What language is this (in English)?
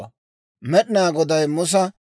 Dawro